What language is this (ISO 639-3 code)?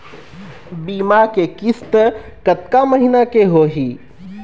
hne